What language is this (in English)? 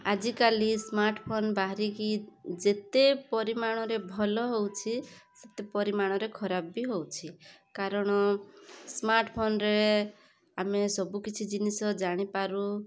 Odia